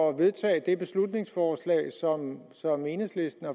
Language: Danish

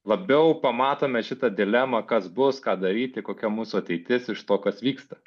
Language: Lithuanian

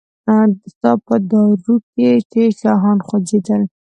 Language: Pashto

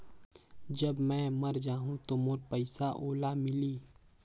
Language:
Chhattisgarhi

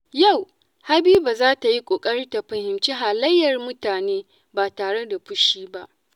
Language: Hausa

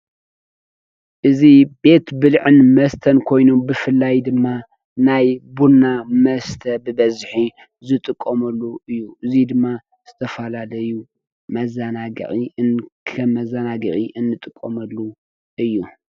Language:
Tigrinya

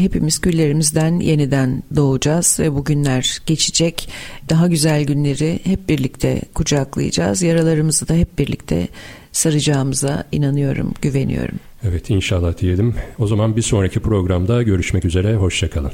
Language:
Turkish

